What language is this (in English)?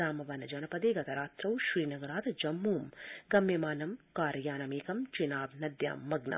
Sanskrit